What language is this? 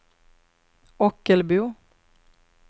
Swedish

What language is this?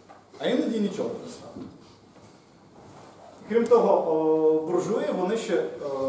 Ukrainian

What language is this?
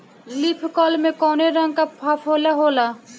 Bhojpuri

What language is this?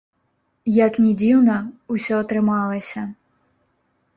Belarusian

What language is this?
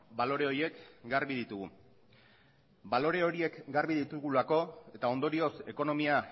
Basque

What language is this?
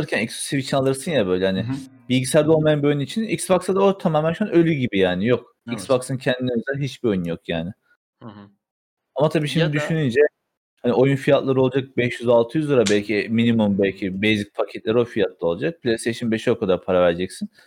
Turkish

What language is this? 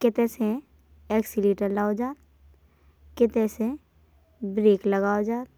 Bundeli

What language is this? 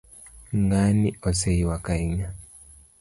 Luo (Kenya and Tanzania)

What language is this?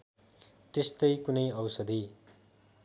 Nepali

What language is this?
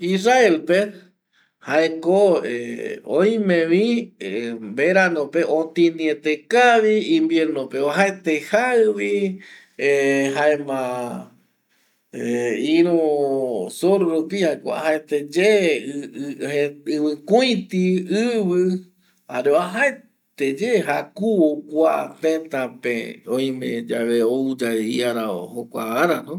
Eastern Bolivian Guaraní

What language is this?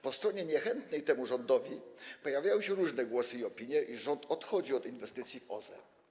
Polish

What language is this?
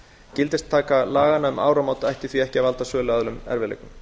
Icelandic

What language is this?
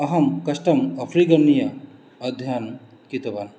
Sanskrit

